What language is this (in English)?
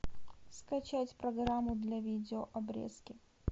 Russian